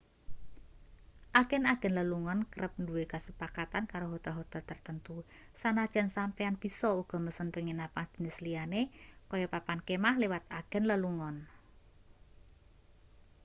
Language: Javanese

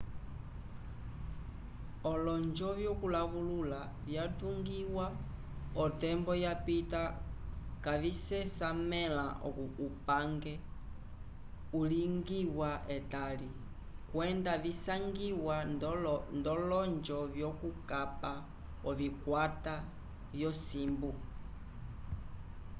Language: Umbundu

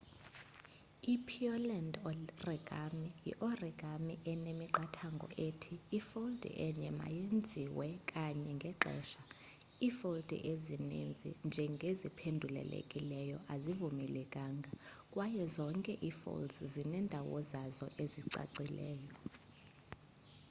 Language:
Xhosa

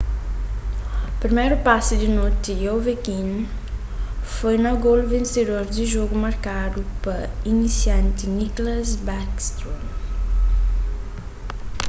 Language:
Kabuverdianu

